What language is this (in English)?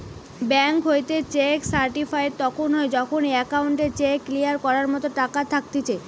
Bangla